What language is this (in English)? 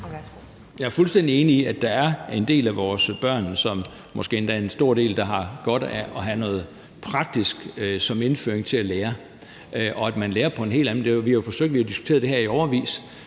Danish